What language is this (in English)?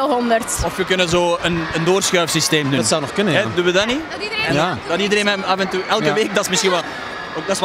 Dutch